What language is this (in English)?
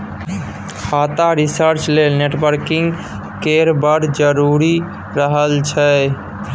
Maithili